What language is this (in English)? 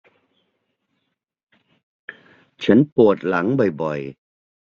Thai